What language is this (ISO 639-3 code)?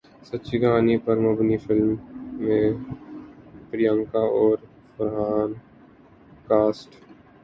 urd